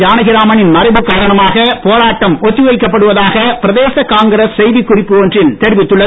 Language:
Tamil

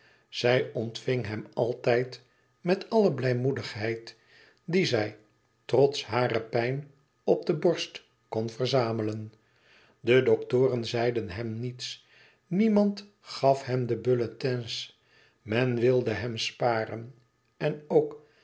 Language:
Dutch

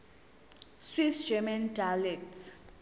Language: Zulu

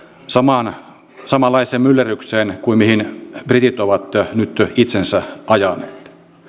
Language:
Finnish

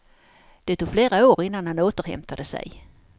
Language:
Swedish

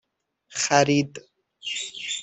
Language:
Persian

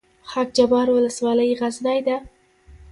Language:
Pashto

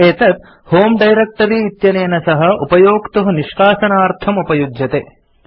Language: Sanskrit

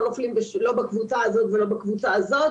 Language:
Hebrew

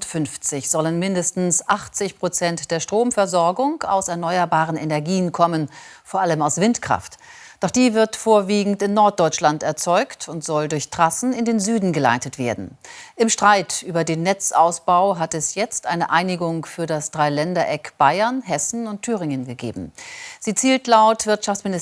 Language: German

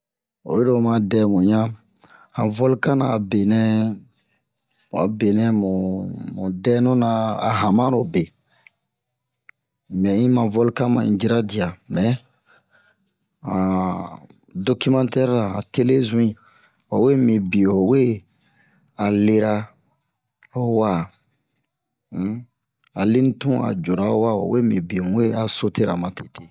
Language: Bomu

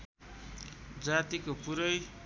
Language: Nepali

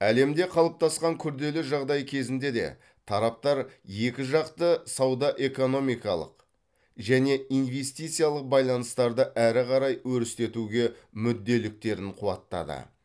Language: Kazakh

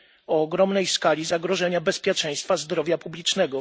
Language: Polish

